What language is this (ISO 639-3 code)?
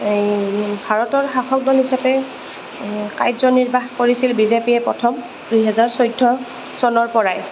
asm